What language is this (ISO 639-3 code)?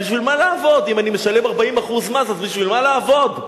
heb